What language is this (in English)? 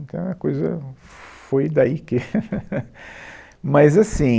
Portuguese